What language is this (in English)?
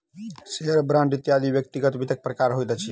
Maithili